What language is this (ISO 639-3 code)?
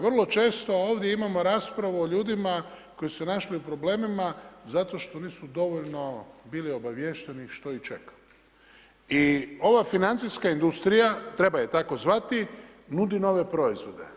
hrv